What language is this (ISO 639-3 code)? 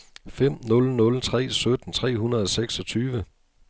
dan